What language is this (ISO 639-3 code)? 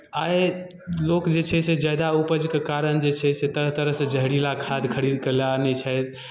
mai